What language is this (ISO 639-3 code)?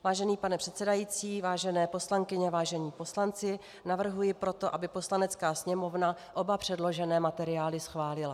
ces